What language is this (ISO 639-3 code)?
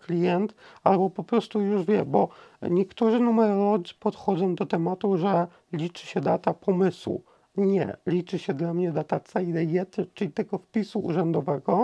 pol